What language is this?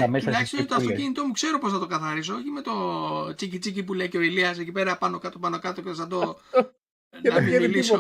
Greek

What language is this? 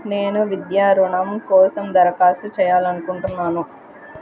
Telugu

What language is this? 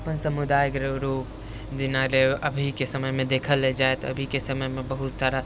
Maithili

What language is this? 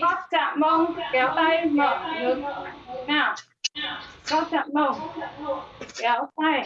Vietnamese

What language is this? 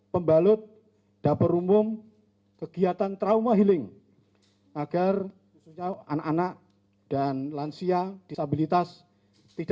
Indonesian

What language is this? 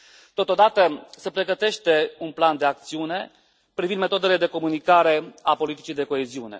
Romanian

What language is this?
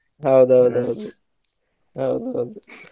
Kannada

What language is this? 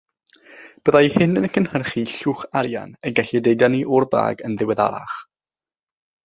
Welsh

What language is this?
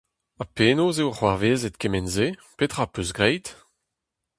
Breton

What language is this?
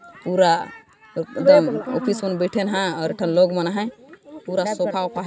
Sadri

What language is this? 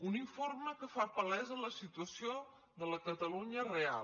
Catalan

